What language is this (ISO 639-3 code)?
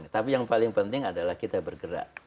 ind